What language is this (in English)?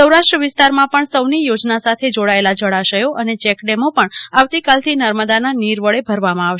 Gujarati